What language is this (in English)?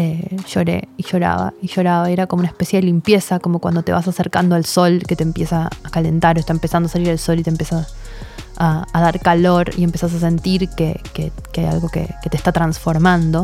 Spanish